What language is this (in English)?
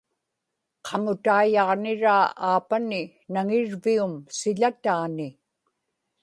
Inupiaq